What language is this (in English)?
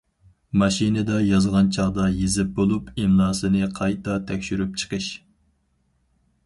Uyghur